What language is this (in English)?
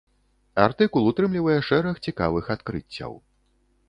Belarusian